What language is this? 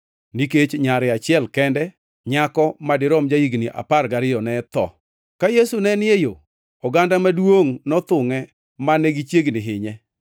Luo (Kenya and Tanzania)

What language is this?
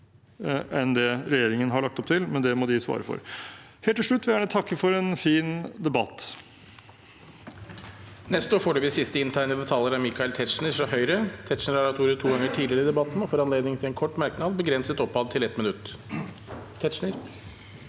Norwegian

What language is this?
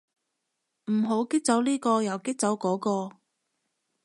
Cantonese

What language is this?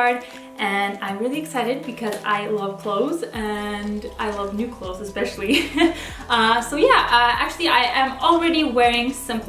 English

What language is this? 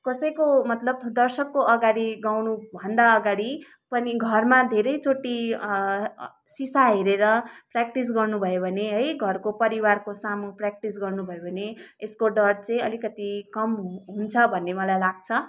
Nepali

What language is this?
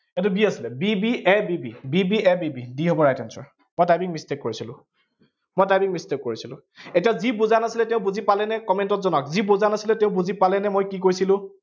Assamese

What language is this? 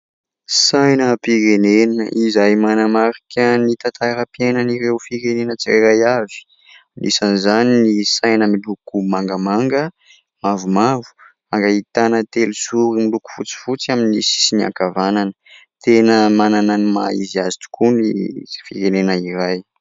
Malagasy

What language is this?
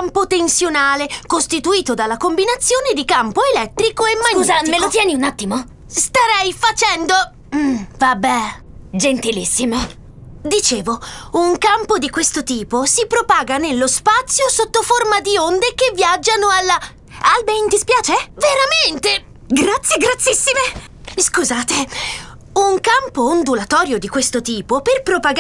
Italian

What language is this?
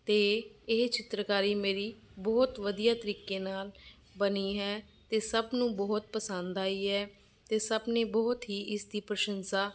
Punjabi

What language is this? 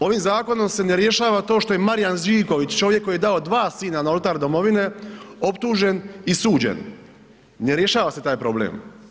Croatian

